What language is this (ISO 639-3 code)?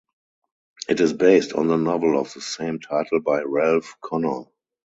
eng